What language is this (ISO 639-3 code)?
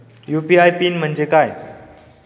mar